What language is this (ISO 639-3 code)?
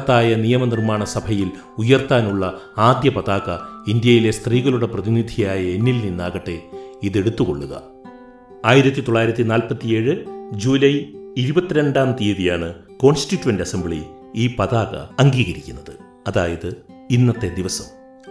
mal